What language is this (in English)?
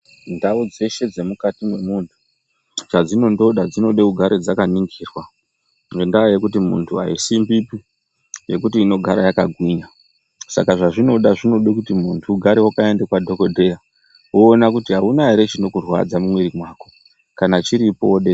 Ndau